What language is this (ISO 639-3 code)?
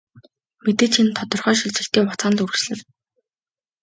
mon